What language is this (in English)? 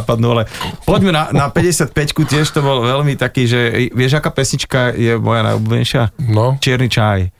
Slovak